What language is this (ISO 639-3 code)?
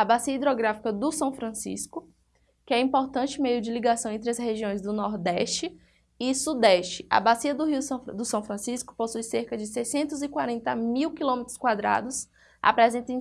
por